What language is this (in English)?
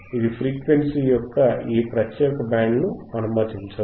Telugu